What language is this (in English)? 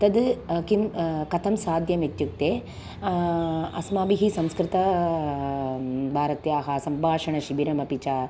Sanskrit